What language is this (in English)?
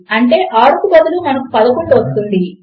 Telugu